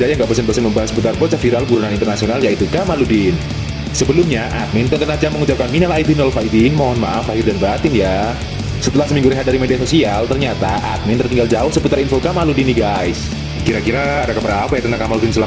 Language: Indonesian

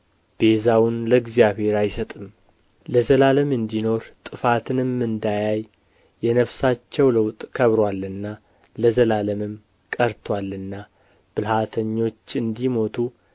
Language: Amharic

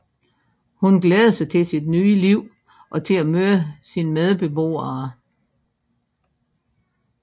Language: Danish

